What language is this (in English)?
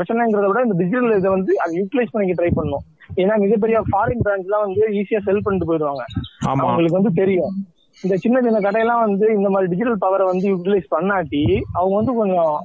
Tamil